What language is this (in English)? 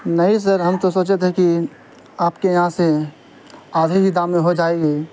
Urdu